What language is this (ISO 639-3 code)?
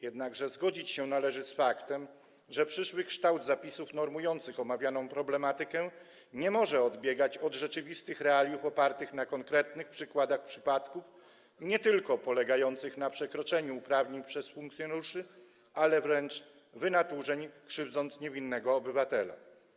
pol